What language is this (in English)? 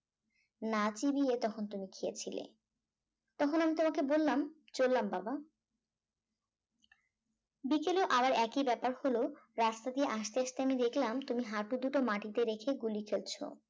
Bangla